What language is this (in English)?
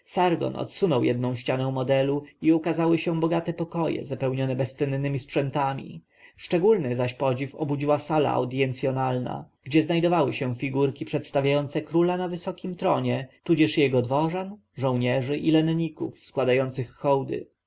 Polish